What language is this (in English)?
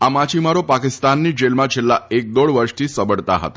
Gujarati